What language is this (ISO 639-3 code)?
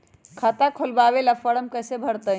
mag